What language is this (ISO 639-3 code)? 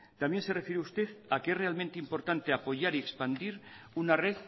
spa